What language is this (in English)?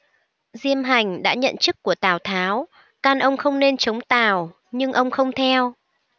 Vietnamese